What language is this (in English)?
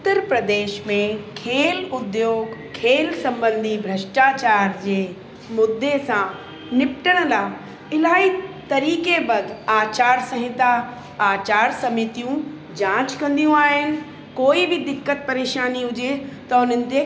Sindhi